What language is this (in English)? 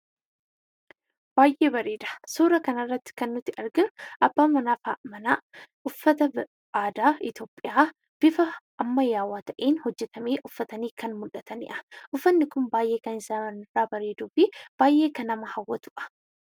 Oromo